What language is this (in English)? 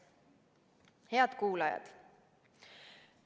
Estonian